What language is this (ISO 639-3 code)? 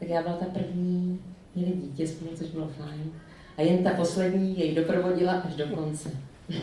ces